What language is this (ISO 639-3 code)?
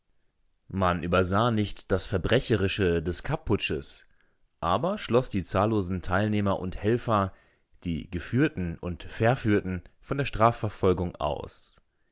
deu